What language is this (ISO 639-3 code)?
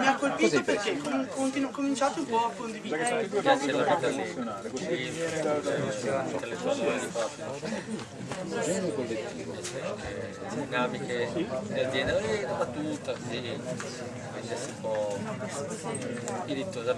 ita